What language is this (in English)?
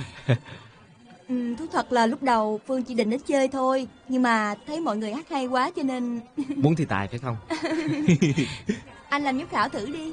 Vietnamese